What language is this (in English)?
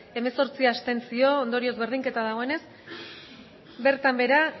Basque